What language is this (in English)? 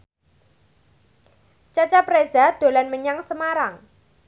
Javanese